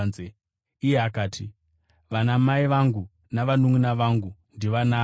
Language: Shona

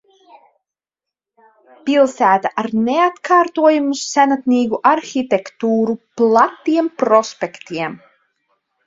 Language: Latvian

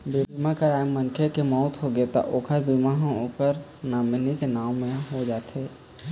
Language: Chhattisgarhi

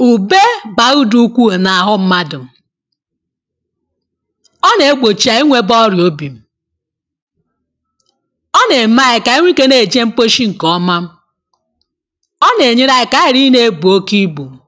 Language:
Igbo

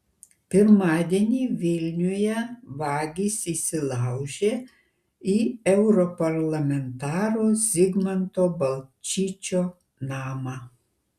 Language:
Lithuanian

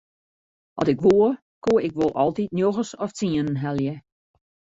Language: Western Frisian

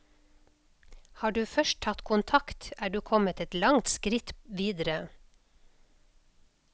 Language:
Norwegian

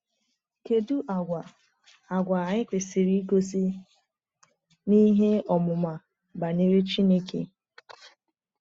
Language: Igbo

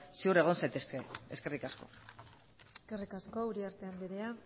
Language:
Basque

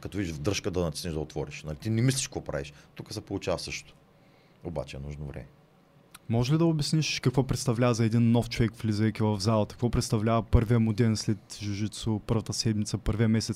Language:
Bulgarian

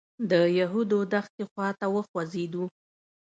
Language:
Pashto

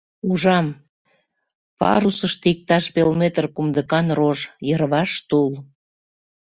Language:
Mari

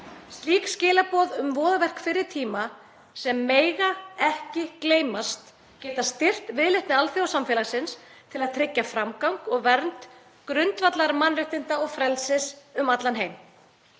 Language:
Icelandic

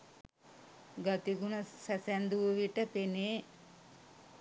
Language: Sinhala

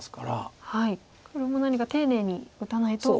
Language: Japanese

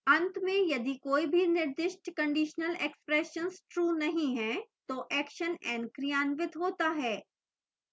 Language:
Hindi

